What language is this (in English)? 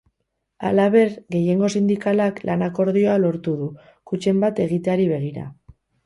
Basque